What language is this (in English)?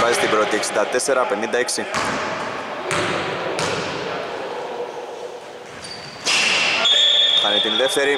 Greek